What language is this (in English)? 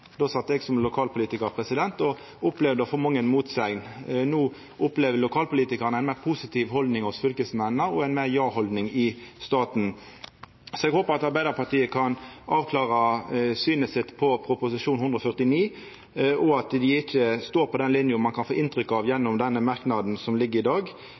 Norwegian Nynorsk